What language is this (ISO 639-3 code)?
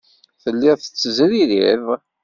kab